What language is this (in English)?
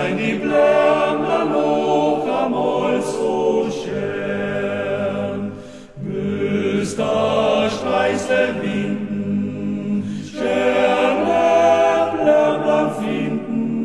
Ukrainian